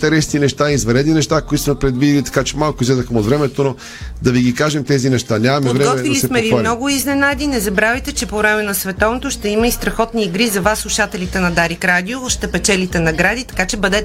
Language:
Bulgarian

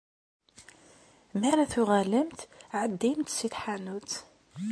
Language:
Kabyle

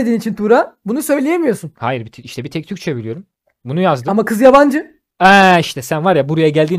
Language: Turkish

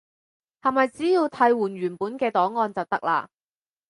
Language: Cantonese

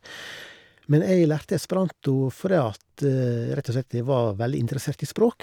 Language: Norwegian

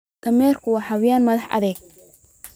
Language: Somali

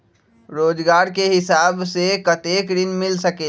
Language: Magahi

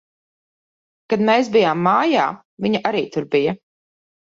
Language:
Latvian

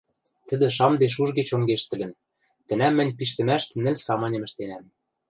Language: Western Mari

